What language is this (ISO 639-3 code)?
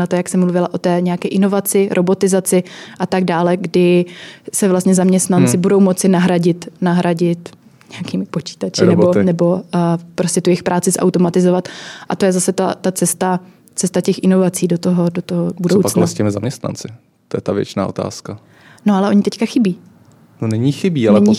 ces